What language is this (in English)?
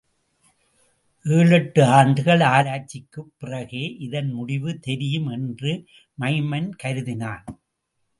Tamil